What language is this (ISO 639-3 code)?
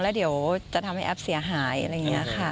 tha